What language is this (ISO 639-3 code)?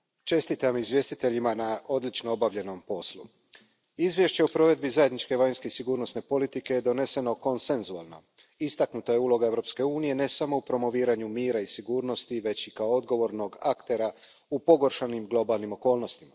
hrv